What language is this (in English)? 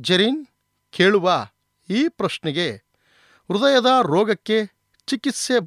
Kannada